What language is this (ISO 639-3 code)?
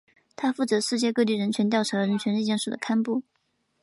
zho